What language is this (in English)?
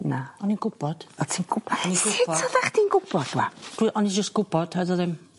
Welsh